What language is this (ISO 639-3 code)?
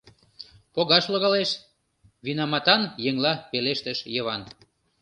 chm